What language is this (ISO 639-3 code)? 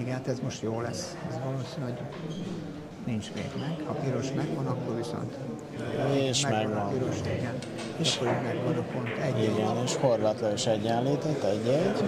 hun